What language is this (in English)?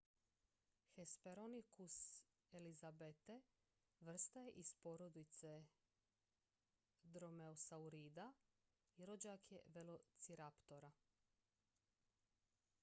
Croatian